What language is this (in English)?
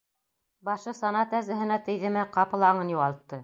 Bashkir